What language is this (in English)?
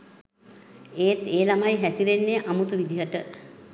Sinhala